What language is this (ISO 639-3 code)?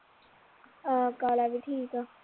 pan